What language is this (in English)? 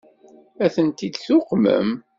Kabyle